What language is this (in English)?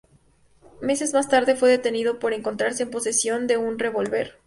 Spanish